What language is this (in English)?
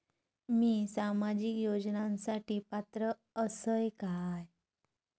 Marathi